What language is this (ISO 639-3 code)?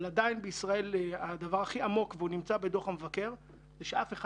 heb